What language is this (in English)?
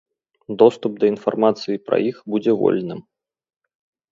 Belarusian